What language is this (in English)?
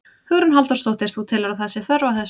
Icelandic